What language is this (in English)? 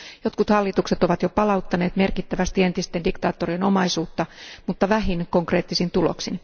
Finnish